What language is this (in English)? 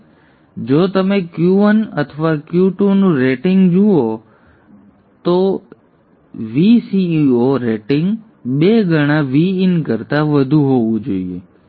Gujarati